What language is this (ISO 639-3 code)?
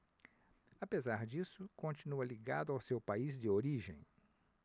por